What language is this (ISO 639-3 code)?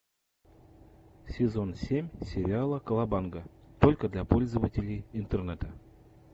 rus